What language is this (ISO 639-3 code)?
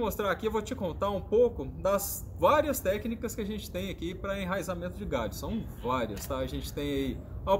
por